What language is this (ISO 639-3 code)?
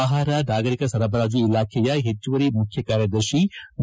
kan